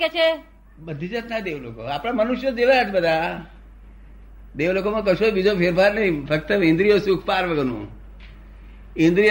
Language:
Gujarati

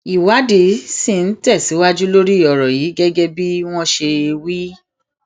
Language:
Yoruba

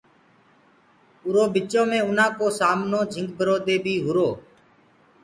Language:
Gurgula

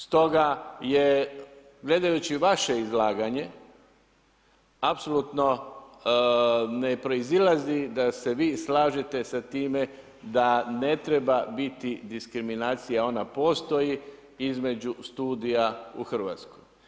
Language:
Croatian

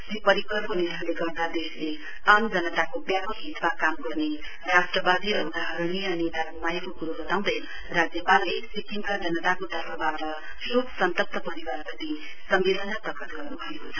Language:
Nepali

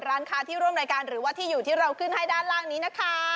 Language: Thai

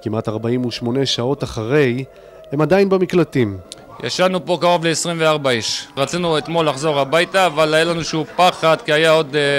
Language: Hebrew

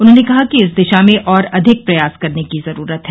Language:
Hindi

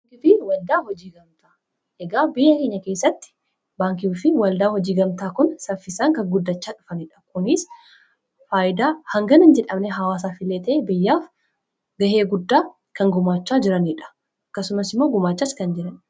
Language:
Oromo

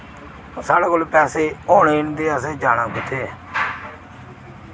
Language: Dogri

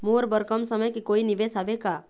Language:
Chhattisgarhi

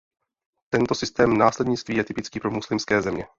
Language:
Czech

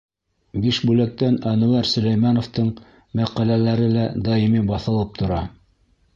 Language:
Bashkir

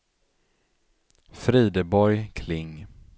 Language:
Swedish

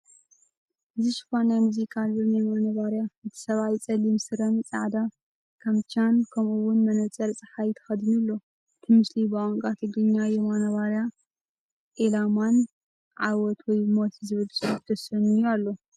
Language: Tigrinya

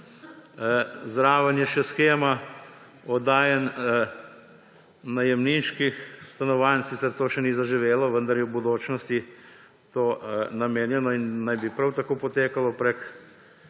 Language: Slovenian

